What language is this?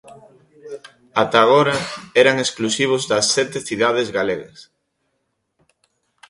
Galician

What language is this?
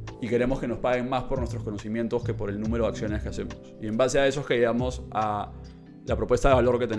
Spanish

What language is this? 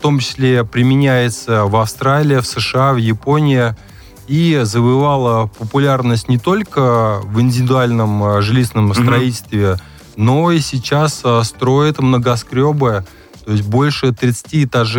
Russian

